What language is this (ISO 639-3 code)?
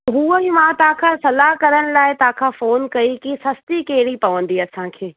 snd